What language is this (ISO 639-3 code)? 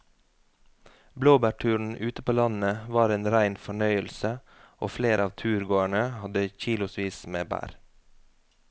nor